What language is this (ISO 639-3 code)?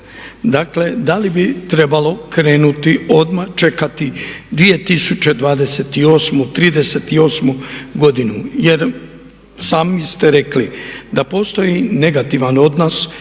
hrv